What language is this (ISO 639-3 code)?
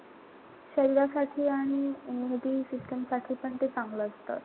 mar